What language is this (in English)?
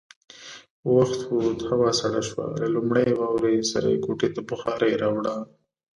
Pashto